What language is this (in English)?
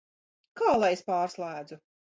Latvian